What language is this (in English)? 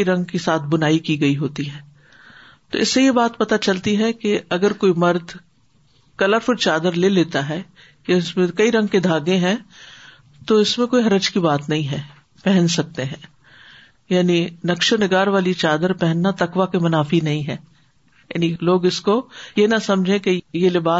Urdu